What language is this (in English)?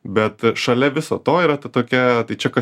Lithuanian